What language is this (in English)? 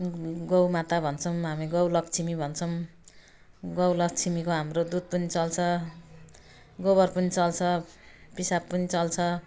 Nepali